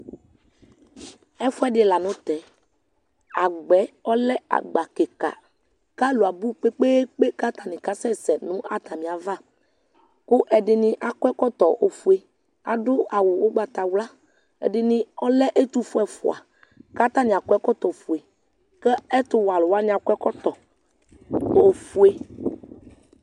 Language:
Ikposo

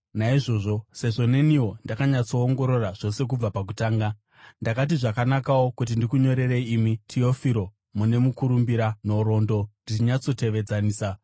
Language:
Shona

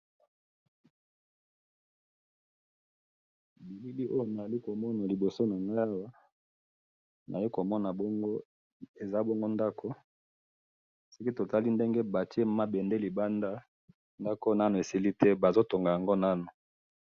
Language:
Lingala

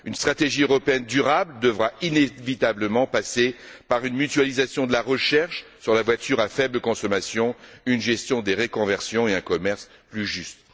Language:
French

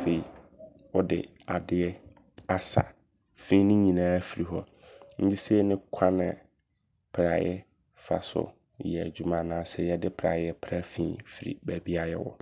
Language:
Abron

